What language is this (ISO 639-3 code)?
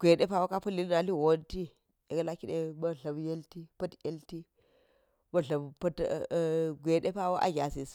gyz